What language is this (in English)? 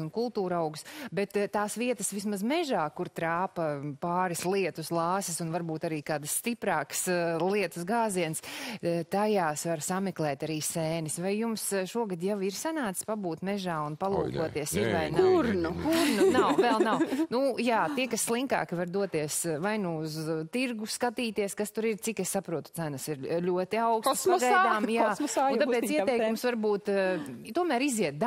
Latvian